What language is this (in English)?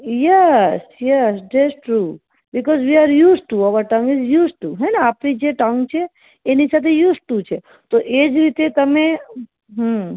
Gujarati